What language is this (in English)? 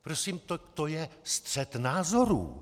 Czech